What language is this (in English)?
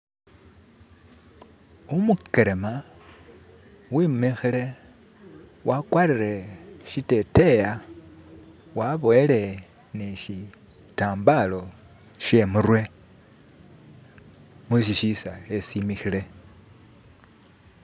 Masaaba